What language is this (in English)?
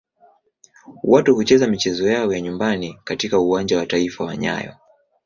Swahili